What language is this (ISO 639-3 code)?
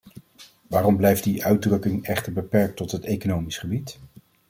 nld